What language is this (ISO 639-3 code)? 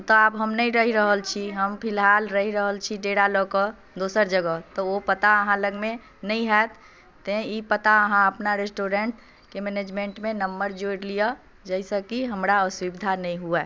mai